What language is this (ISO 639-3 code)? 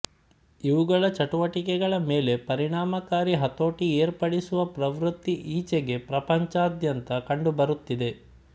kan